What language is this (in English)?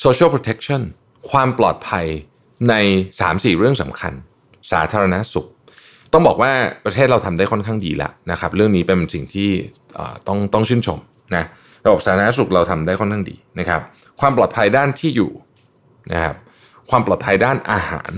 Thai